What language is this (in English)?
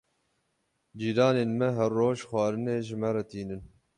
Kurdish